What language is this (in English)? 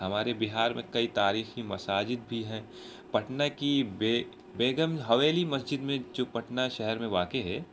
Urdu